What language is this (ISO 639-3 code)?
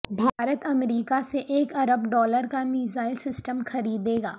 urd